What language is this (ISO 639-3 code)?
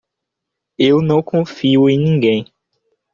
por